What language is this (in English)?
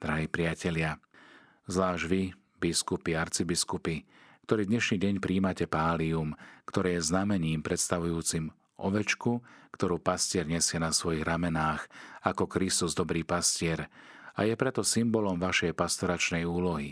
Slovak